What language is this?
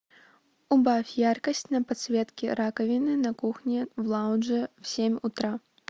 Russian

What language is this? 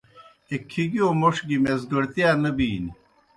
Kohistani Shina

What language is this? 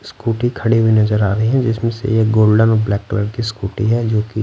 Hindi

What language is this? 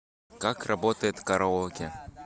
Russian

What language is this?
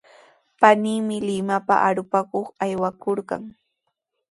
Sihuas Ancash Quechua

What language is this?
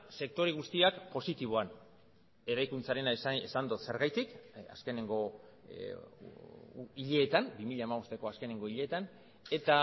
Basque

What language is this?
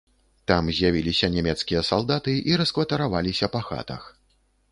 Belarusian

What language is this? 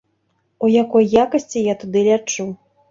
Belarusian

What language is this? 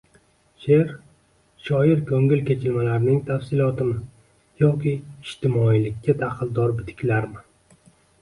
Uzbek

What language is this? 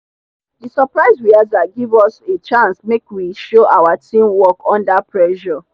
Nigerian Pidgin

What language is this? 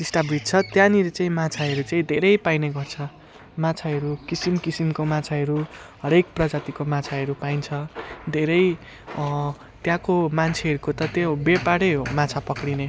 Nepali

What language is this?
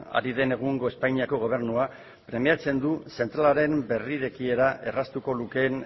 Basque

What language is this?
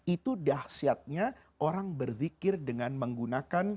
Indonesian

